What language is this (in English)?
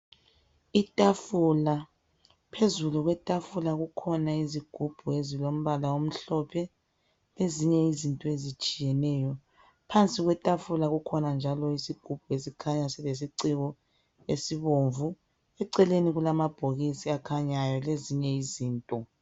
North Ndebele